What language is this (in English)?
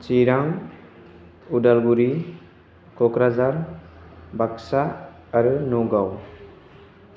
Bodo